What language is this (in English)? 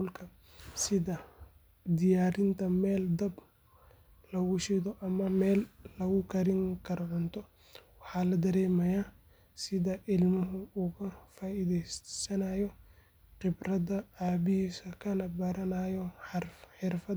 Somali